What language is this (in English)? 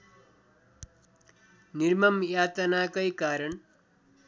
Nepali